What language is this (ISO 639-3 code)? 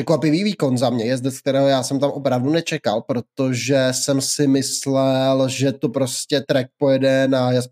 ces